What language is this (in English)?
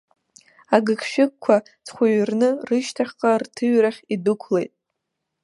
Abkhazian